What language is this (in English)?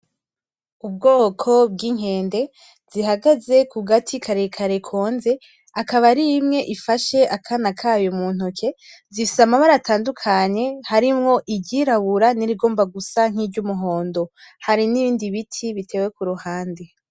Rundi